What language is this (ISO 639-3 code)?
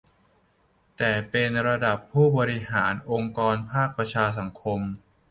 tha